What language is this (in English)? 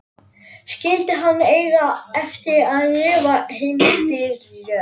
Icelandic